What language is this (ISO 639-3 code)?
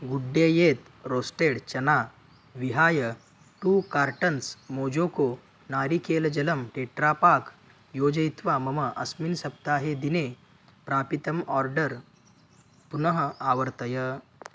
san